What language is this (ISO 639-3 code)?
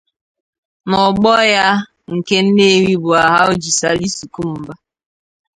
ibo